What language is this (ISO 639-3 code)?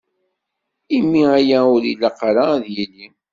kab